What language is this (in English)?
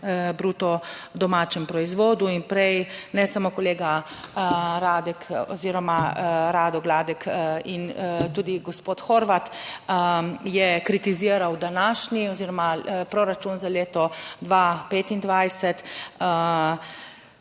Slovenian